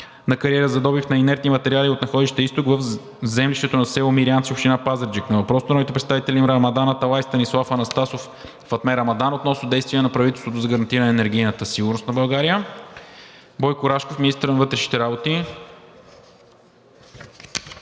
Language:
Bulgarian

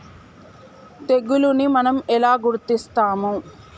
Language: Telugu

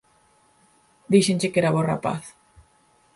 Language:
Galician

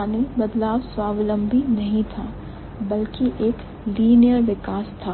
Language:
Hindi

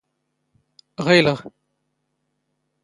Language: Standard Moroccan Tamazight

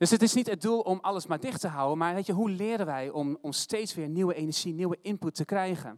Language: Dutch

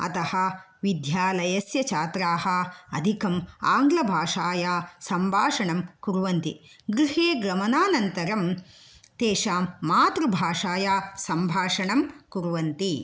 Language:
Sanskrit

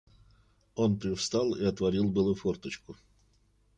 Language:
Russian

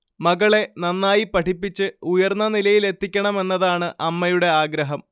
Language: Malayalam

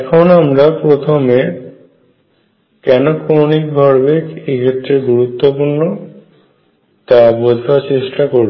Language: Bangla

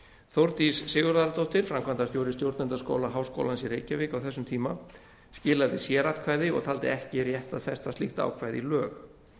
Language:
Icelandic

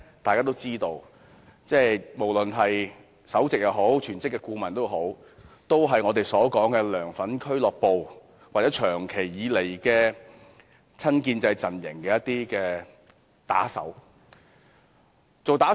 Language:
Cantonese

